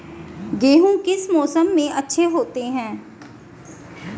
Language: Hindi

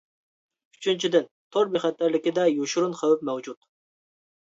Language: Uyghur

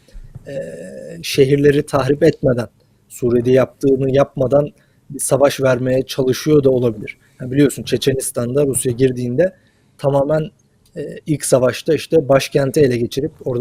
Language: Turkish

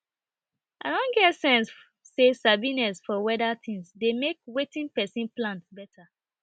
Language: Nigerian Pidgin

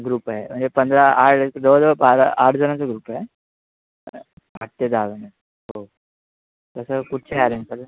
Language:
Marathi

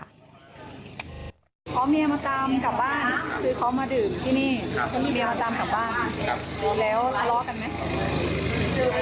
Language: Thai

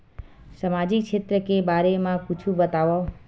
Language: Chhattisgarhi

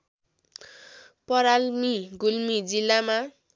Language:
Nepali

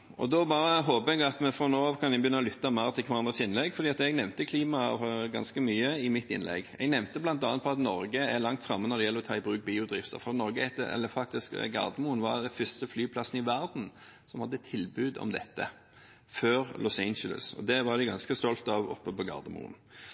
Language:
Norwegian Bokmål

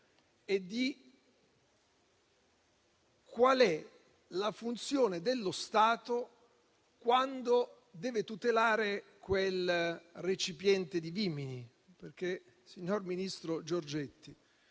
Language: Italian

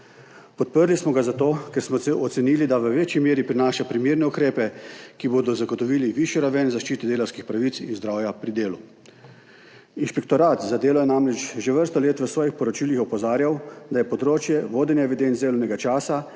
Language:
Slovenian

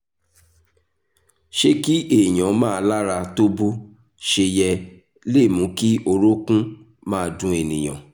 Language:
Yoruba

